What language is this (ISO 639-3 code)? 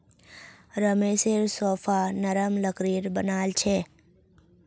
mag